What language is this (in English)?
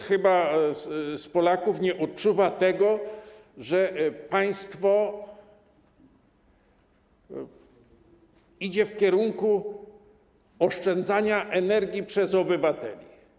Polish